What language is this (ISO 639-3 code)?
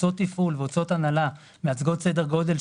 heb